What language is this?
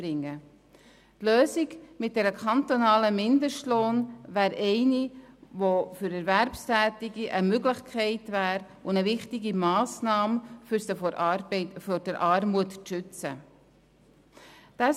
Swiss German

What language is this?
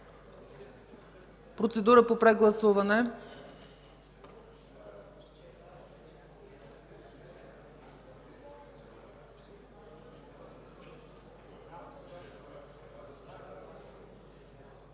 Bulgarian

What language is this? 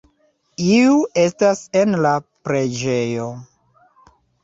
Esperanto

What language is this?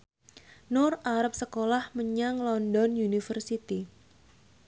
Javanese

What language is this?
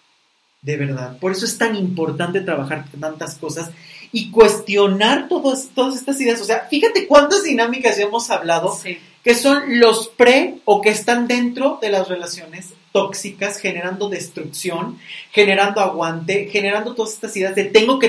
Spanish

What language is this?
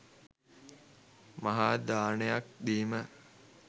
Sinhala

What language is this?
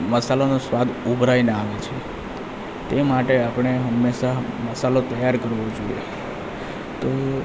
Gujarati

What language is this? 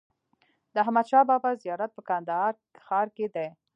Pashto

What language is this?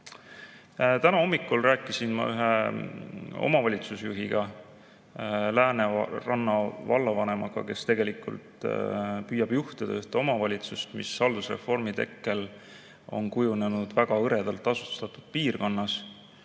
Estonian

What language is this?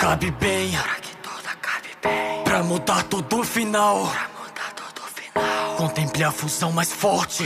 Romanian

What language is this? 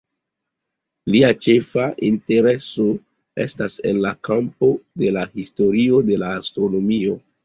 Esperanto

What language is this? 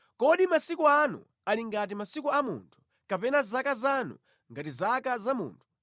Nyanja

